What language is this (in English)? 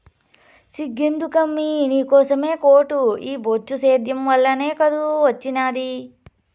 Telugu